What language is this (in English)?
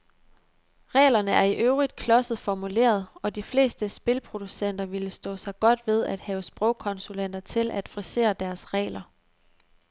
Danish